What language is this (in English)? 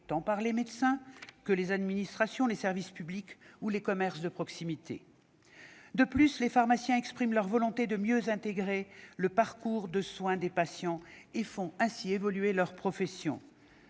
French